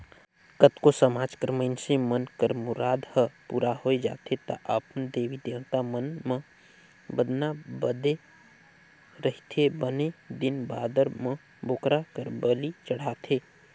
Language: Chhattisgarhi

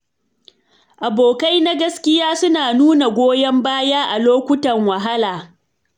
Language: Hausa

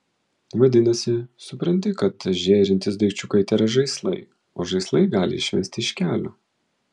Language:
Lithuanian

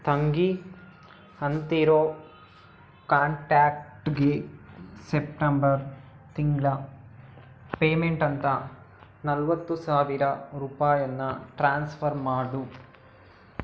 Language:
Kannada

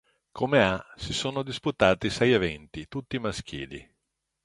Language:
Italian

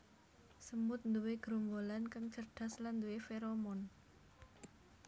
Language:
Javanese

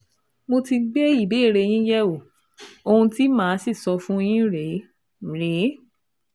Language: Yoruba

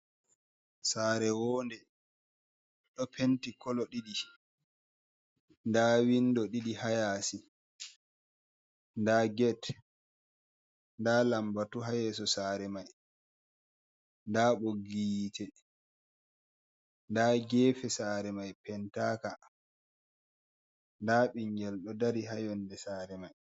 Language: Fula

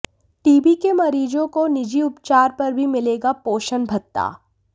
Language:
Hindi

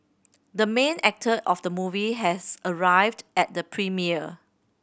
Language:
English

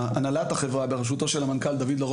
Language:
Hebrew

